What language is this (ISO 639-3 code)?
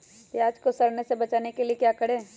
mag